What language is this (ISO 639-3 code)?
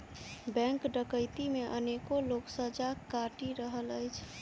mai